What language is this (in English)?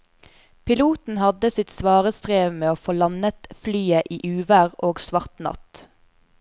Norwegian